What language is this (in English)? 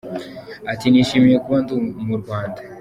Kinyarwanda